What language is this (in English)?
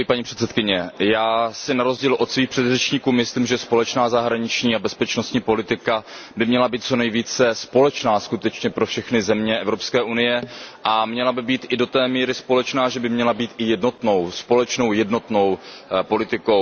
Czech